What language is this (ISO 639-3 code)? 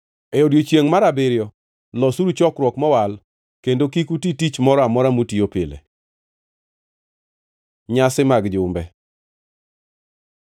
luo